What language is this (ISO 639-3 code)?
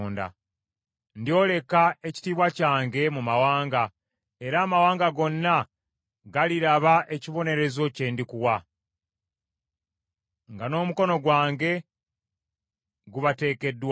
lug